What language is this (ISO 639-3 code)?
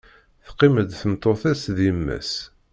kab